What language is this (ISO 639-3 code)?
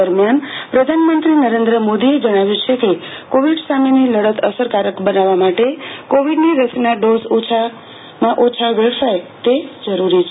guj